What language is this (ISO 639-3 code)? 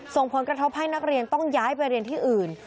tha